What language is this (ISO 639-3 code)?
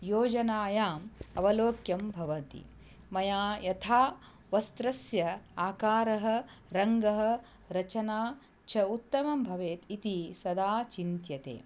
san